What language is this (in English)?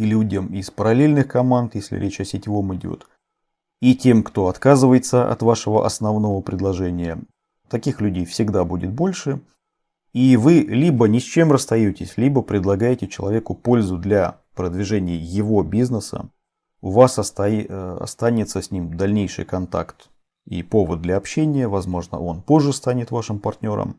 Russian